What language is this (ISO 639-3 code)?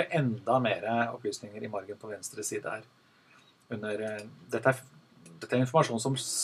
nor